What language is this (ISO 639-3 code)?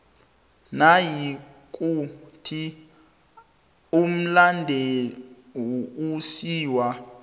nbl